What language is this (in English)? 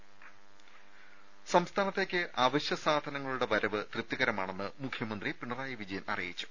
Malayalam